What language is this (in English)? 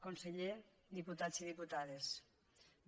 Catalan